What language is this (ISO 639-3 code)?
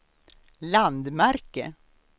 swe